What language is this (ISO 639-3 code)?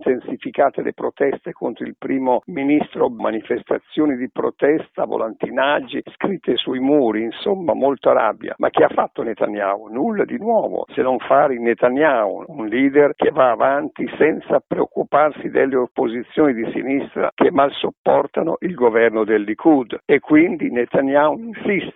ita